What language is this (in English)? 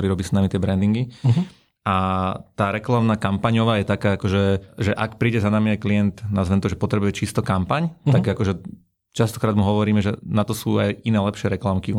Slovak